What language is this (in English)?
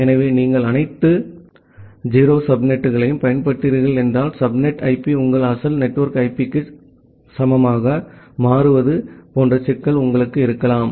Tamil